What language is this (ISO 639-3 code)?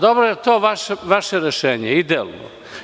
srp